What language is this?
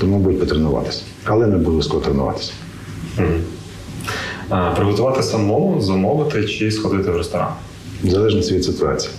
Ukrainian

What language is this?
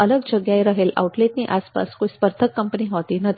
Gujarati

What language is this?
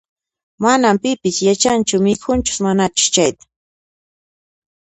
Puno Quechua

